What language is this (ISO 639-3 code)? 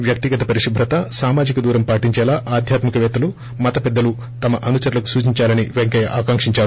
tel